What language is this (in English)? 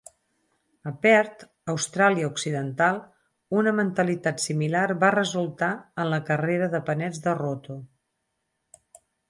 Catalan